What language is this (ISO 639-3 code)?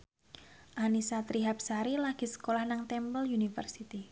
jav